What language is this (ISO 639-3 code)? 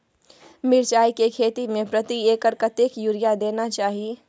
mai